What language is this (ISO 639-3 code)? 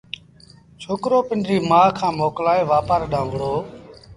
sbn